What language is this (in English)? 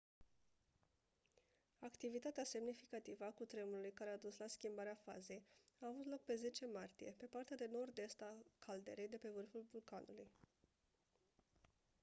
Romanian